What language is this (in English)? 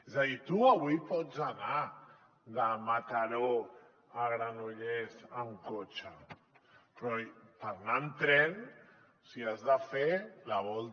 Catalan